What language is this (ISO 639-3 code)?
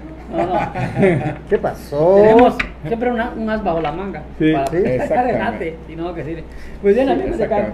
spa